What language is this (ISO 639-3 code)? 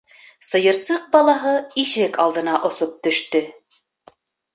bak